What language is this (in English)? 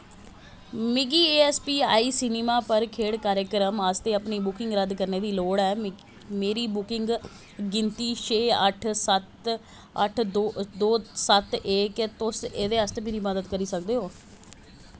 Dogri